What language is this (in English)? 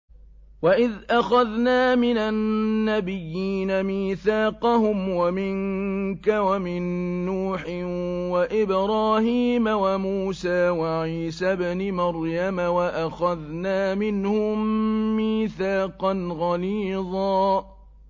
Arabic